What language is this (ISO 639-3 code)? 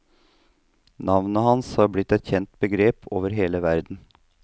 nor